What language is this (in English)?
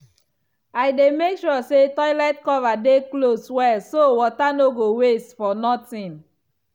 Nigerian Pidgin